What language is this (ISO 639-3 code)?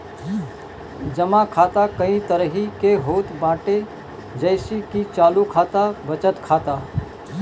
bho